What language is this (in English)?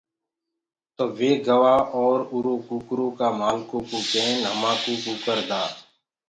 Gurgula